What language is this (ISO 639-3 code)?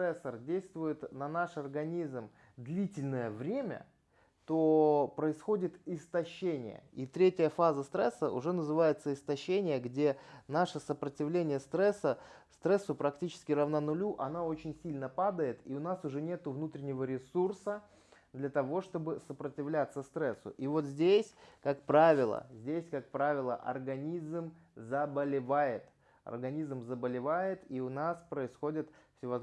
rus